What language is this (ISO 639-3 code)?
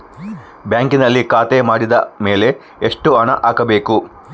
kan